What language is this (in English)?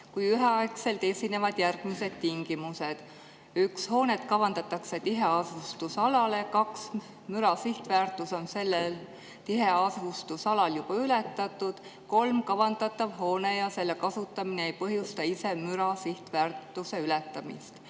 Estonian